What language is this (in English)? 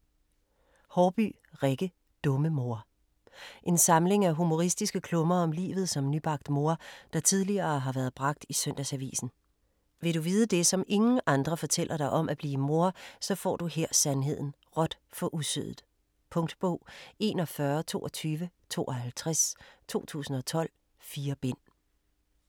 Danish